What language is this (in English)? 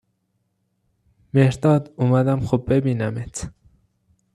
Persian